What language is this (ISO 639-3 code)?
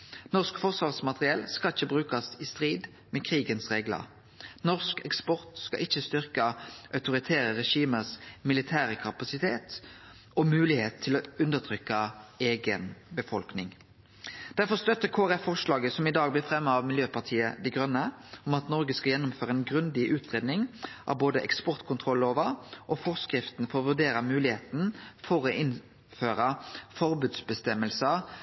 nno